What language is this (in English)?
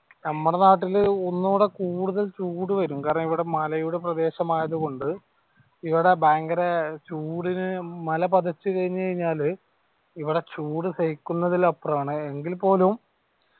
Malayalam